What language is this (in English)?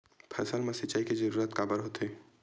Chhattisgarhi